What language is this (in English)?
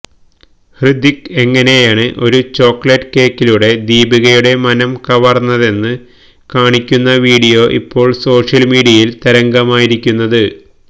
Malayalam